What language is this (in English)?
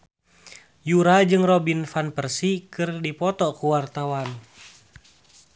Sundanese